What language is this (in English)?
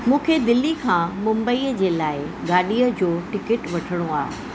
Sindhi